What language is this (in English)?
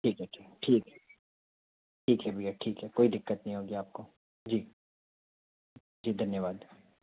Hindi